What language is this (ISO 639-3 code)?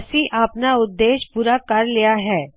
pan